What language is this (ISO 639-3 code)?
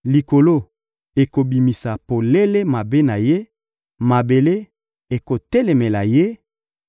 lin